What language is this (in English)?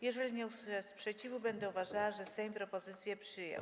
Polish